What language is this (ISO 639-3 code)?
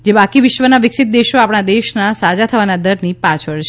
guj